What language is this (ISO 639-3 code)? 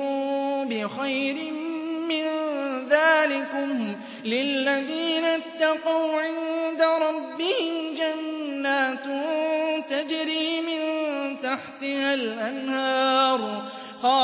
ara